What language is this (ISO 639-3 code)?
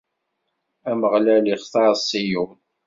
kab